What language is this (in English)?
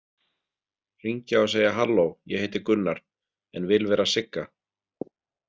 Icelandic